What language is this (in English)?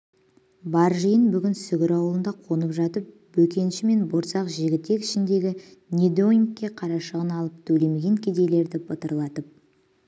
Kazakh